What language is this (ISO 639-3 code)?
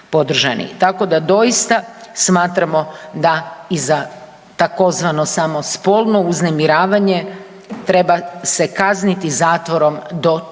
hrv